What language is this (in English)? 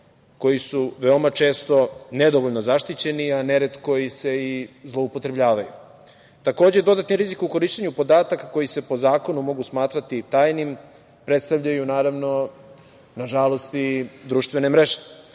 Serbian